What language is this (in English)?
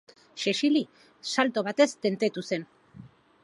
Basque